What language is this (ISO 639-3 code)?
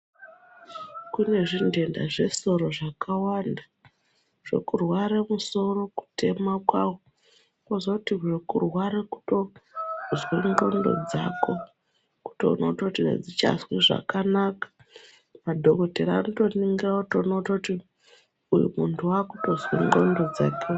ndc